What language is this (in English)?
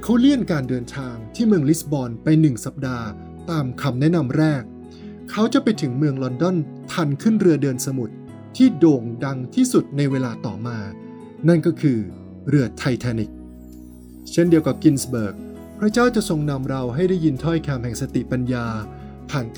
Thai